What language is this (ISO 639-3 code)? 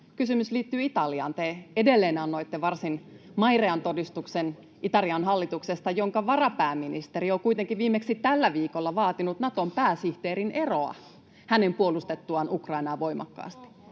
fin